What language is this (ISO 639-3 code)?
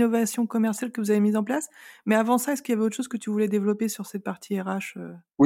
fra